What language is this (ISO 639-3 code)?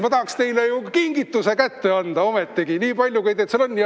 est